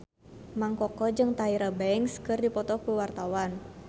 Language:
Sundanese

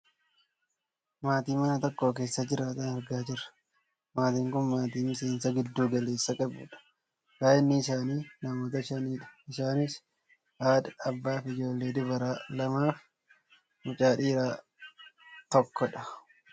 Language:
Oromo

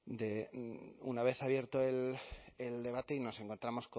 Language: Spanish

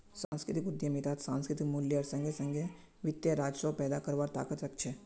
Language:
Magahi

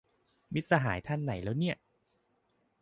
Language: Thai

